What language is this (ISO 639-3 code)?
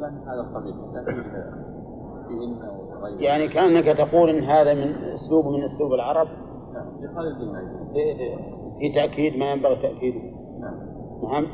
ara